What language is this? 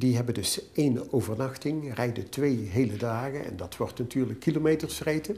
Dutch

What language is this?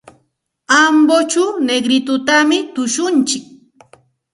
Santa Ana de Tusi Pasco Quechua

